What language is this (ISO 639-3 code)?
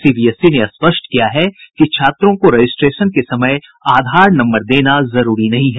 hin